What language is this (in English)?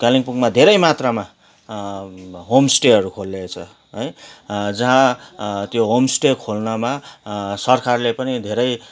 Nepali